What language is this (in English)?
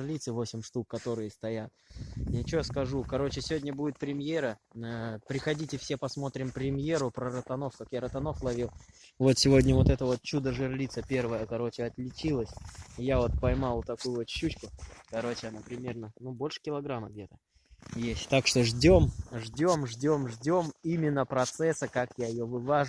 Russian